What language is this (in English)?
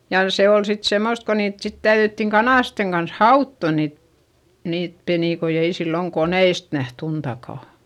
Finnish